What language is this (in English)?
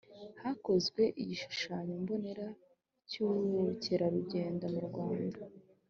Kinyarwanda